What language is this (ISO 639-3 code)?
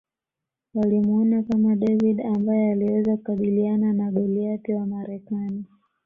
swa